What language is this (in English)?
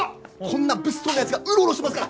Japanese